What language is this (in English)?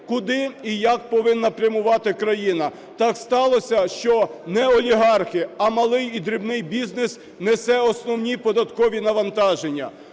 Ukrainian